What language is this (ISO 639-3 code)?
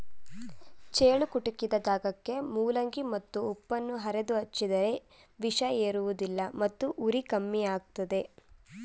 kan